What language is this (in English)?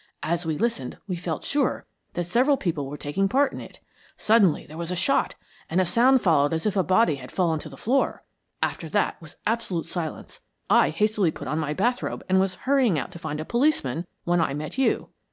English